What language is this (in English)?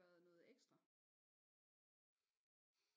Danish